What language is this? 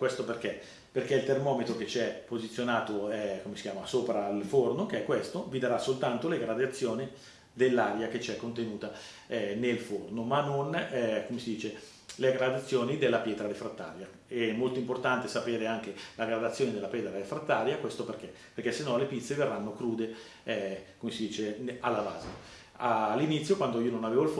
Italian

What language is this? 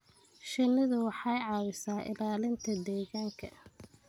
Somali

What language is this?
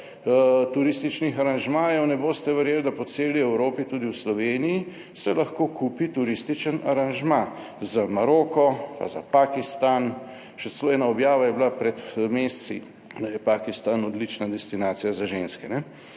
Slovenian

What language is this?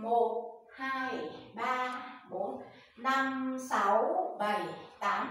Vietnamese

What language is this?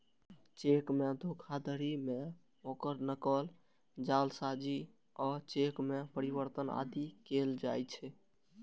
Maithili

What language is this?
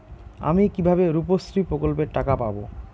Bangla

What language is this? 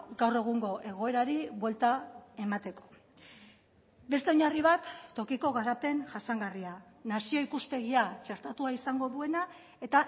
Basque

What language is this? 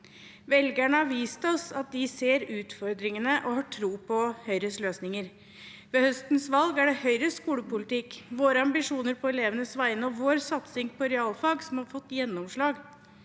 Norwegian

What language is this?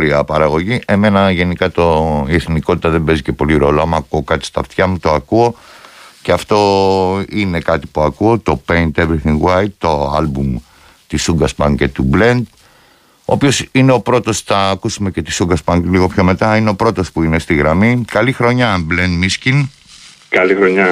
Greek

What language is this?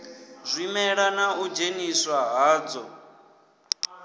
Venda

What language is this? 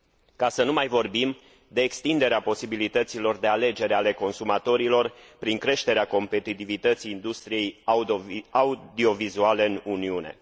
Romanian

